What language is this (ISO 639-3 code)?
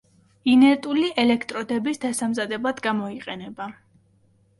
kat